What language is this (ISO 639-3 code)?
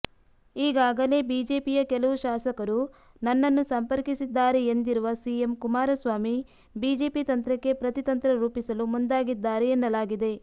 kan